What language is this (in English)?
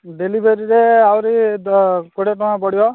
Odia